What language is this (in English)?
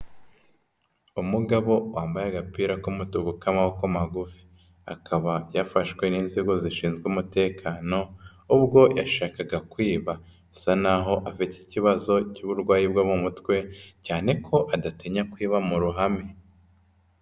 Kinyarwanda